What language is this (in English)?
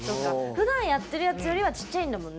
Japanese